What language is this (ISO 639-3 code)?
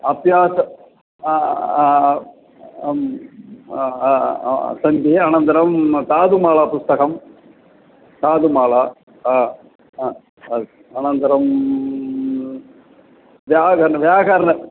san